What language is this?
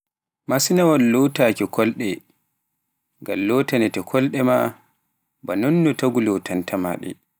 Pular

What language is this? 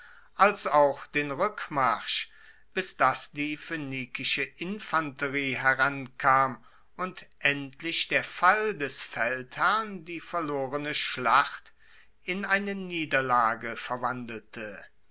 German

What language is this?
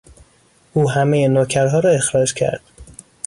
Persian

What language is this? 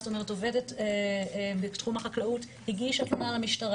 Hebrew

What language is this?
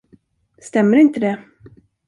Swedish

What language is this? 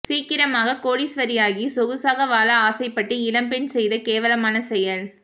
Tamil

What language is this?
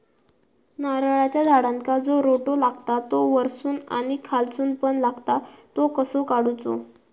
Marathi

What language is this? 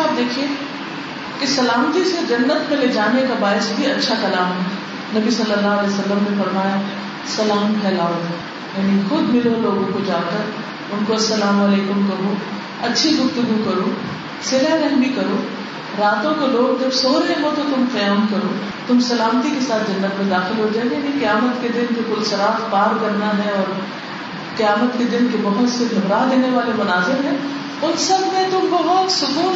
Urdu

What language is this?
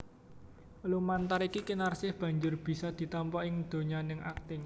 Javanese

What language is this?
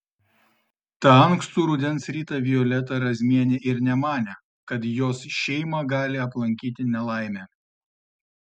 Lithuanian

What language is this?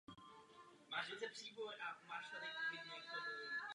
Czech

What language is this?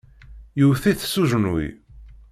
Kabyle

